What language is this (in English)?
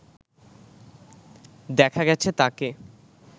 Bangla